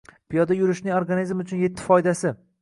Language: Uzbek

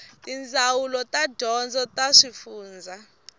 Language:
Tsonga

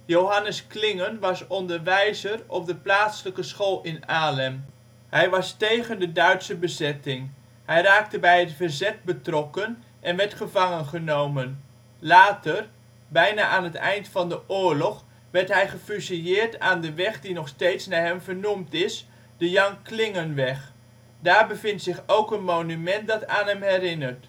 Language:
Dutch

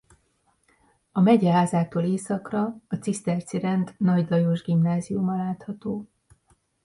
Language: Hungarian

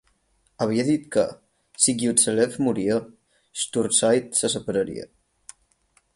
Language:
Catalan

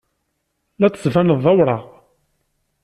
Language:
Kabyle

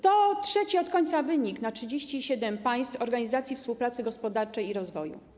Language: Polish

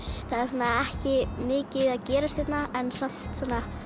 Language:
Icelandic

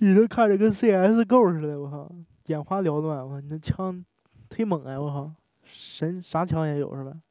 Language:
Chinese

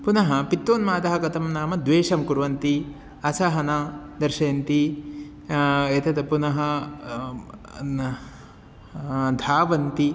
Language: Sanskrit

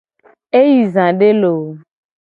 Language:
Gen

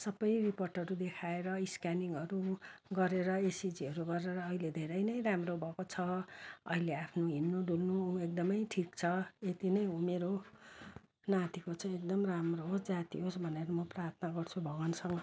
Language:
Nepali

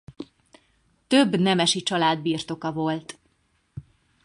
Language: Hungarian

